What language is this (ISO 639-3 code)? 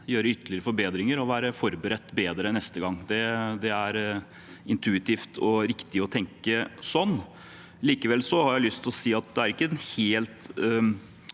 nor